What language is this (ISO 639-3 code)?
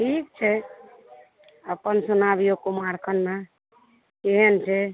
mai